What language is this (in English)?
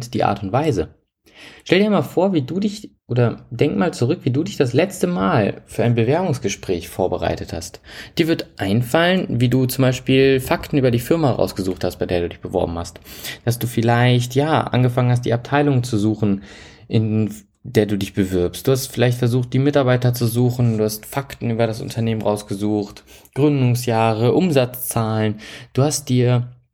German